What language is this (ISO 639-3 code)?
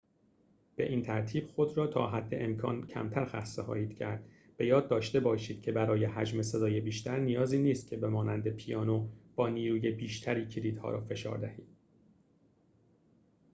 fas